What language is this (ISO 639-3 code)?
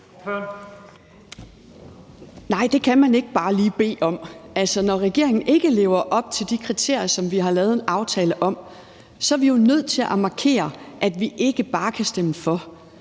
dan